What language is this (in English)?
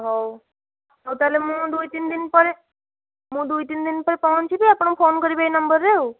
Odia